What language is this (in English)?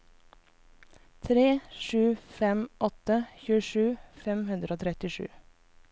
Norwegian